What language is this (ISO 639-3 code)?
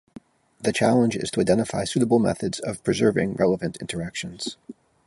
eng